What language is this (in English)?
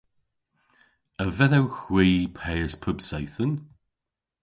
Cornish